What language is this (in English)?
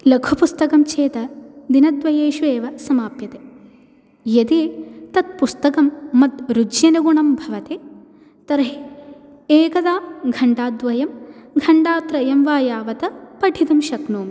Sanskrit